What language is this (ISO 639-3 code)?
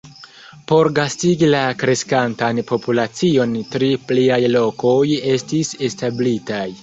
epo